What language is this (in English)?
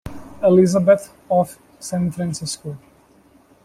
English